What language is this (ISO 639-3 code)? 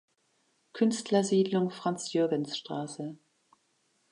deu